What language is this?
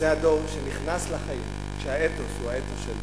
Hebrew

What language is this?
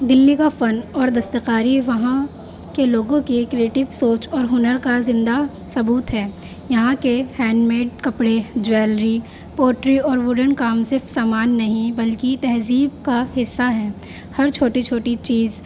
Urdu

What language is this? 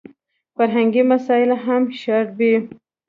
Pashto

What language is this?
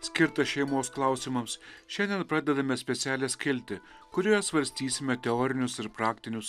Lithuanian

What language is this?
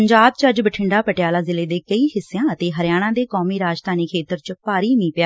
Punjabi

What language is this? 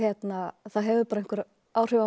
Icelandic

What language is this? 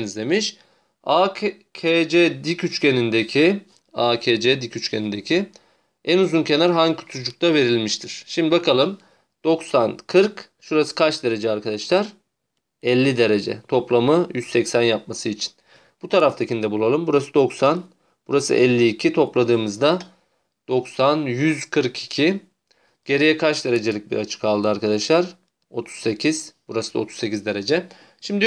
Turkish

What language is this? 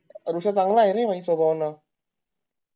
Marathi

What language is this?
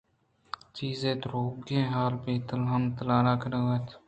Eastern Balochi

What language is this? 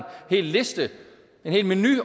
Danish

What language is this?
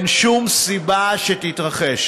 Hebrew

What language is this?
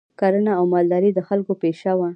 Pashto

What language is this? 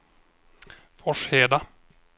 Swedish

